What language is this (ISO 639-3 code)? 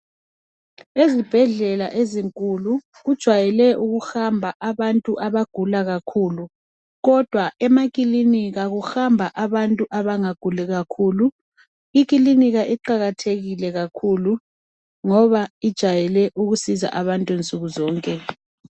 nde